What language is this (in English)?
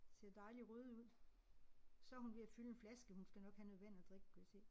Danish